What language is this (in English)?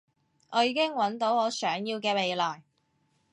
Cantonese